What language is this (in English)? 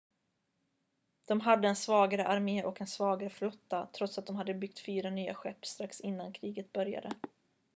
Swedish